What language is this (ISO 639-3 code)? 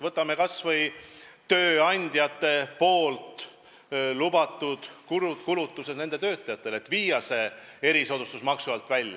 est